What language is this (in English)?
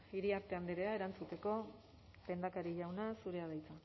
Basque